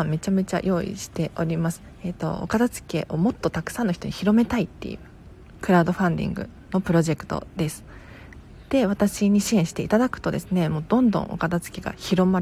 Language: Japanese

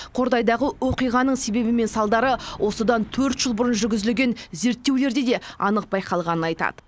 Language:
Kazakh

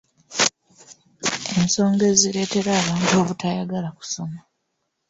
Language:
Ganda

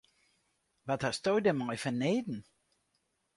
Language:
Western Frisian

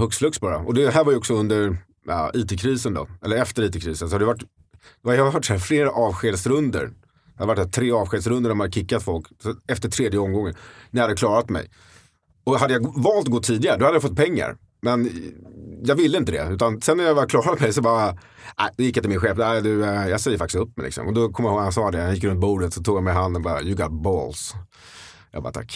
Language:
Swedish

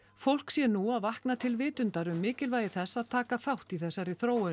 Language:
Icelandic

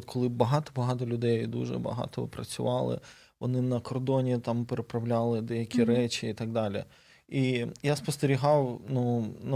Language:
Ukrainian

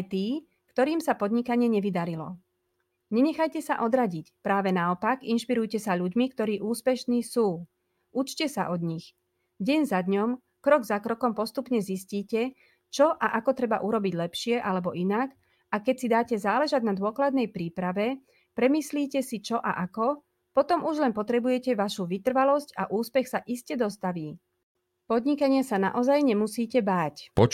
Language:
Slovak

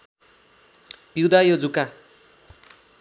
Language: Nepali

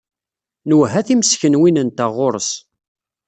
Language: Kabyle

